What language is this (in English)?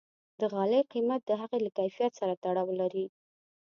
Pashto